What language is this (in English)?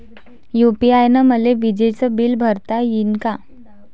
Marathi